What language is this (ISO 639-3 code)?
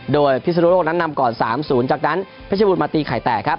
tha